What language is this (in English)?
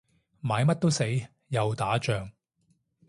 Cantonese